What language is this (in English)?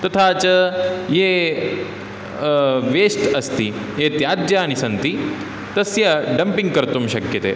Sanskrit